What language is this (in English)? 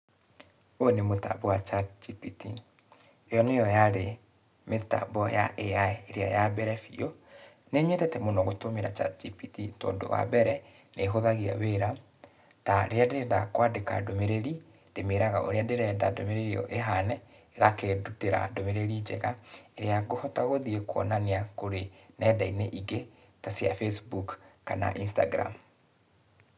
Kikuyu